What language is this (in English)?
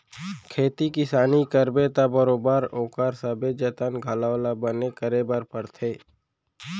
Chhattisgarhi